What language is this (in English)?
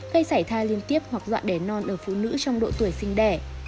Vietnamese